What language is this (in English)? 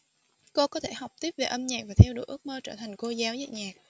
Vietnamese